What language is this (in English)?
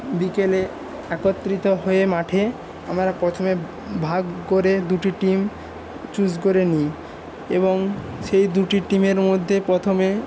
Bangla